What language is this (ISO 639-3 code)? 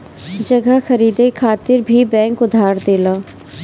bho